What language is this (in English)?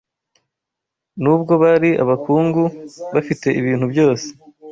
Kinyarwanda